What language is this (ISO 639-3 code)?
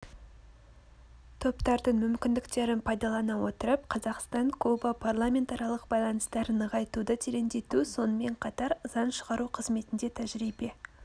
kaz